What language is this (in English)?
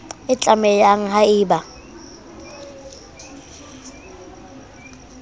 Southern Sotho